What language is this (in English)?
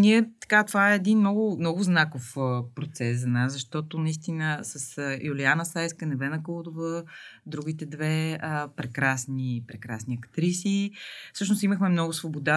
Bulgarian